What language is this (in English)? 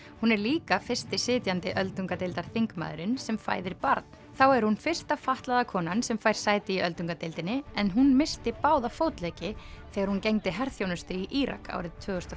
Icelandic